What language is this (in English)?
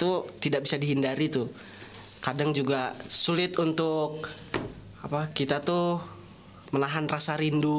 Indonesian